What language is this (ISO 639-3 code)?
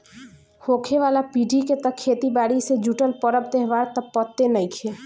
bho